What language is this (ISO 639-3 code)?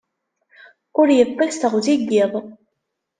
kab